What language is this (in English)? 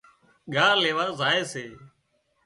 Wadiyara Koli